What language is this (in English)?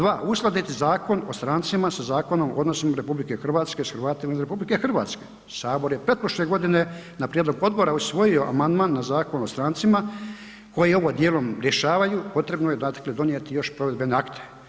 Croatian